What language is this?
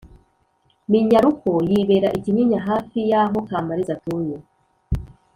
Kinyarwanda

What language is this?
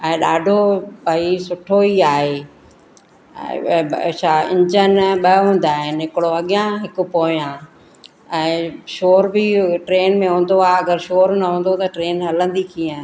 Sindhi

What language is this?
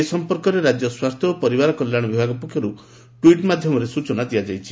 Odia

